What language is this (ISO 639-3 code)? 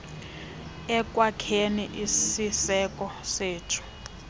xho